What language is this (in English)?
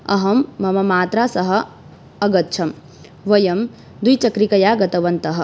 Sanskrit